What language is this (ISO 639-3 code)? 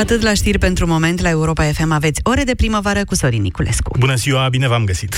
ron